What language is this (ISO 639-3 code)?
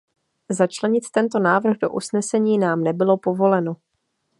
ces